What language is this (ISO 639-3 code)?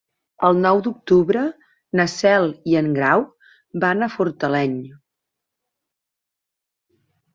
cat